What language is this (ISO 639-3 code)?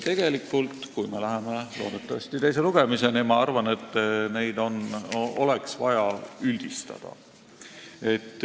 est